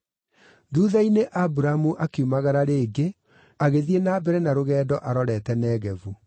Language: Kikuyu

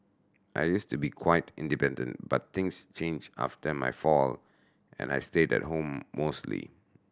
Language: English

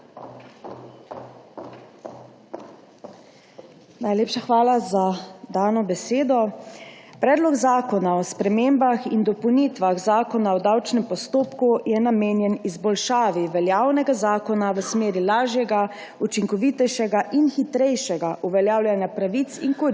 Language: Slovenian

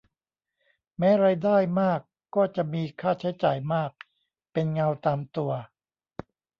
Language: Thai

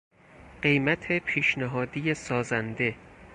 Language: Persian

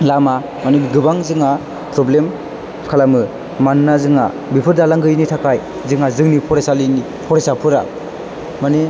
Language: Bodo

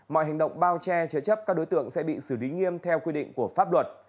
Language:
Vietnamese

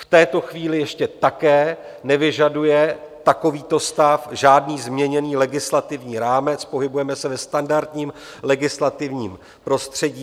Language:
Czech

